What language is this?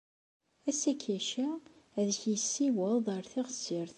Kabyle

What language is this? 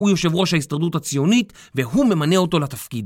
Hebrew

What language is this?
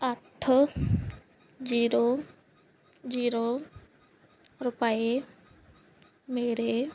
Punjabi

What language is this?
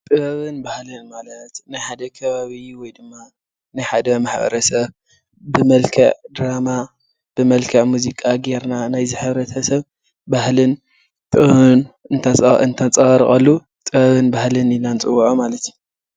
Tigrinya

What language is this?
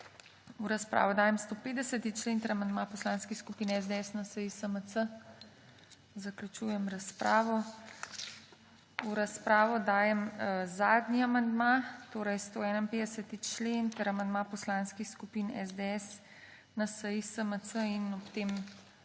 Slovenian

